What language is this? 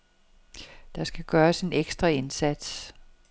Danish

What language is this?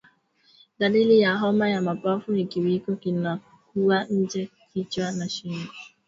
Swahili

